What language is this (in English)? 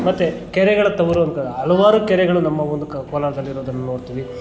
Kannada